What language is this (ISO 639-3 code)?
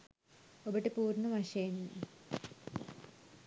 sin